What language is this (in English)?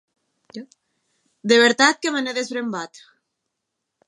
Occitan